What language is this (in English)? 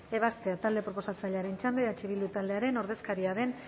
Basque